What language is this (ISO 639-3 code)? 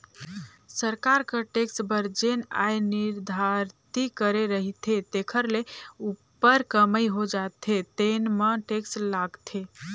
hne